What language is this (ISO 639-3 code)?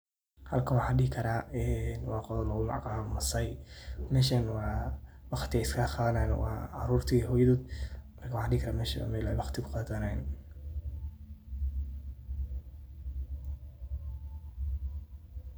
som